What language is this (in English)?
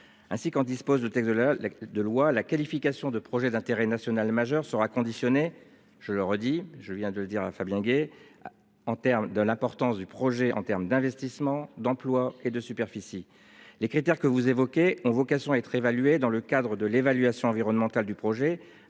French